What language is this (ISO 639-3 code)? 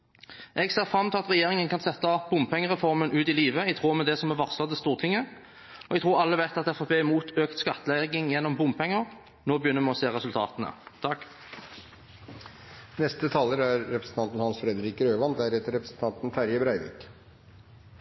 nob